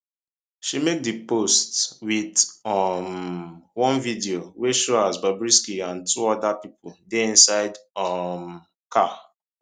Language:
Nigerian Pidgin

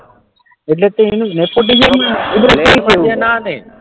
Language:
Gujarati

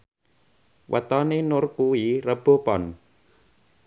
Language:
Javanese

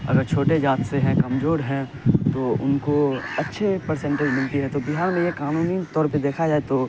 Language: Urdu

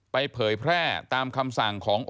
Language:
Thai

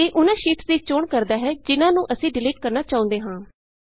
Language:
Punjabi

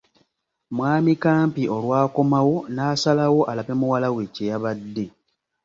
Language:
Ganda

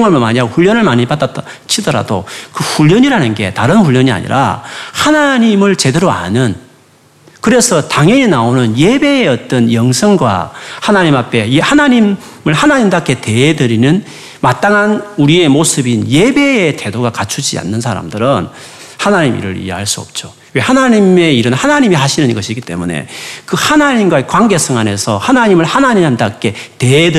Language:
Korean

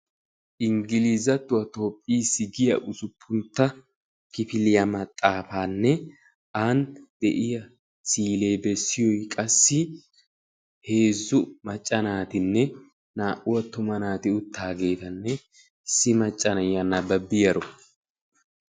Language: Wolaytta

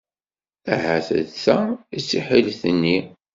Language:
Kabyle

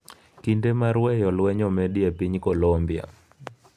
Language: Luo (Kenya and Tanzania)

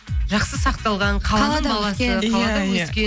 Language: Kazakh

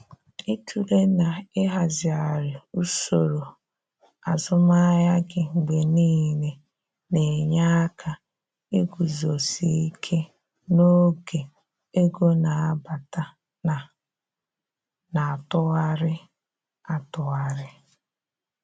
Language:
Igbo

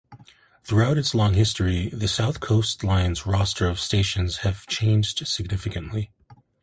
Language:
English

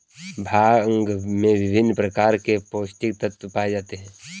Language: Hindi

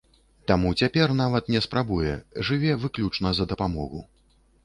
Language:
Belarusian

